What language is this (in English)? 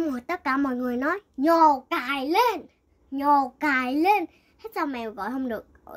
Vietnamese